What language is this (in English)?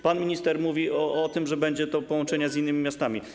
Polish